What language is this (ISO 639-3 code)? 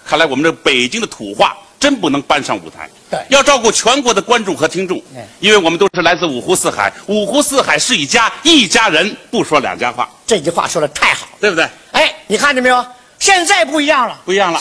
zho